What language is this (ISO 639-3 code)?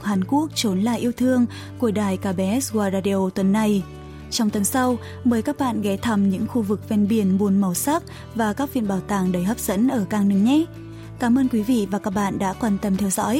vie